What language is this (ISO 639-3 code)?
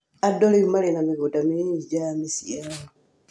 kik